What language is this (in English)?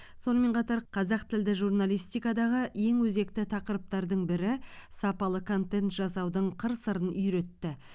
Kazakh